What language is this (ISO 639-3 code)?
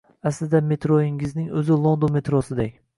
uzb